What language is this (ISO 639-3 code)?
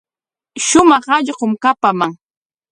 qwa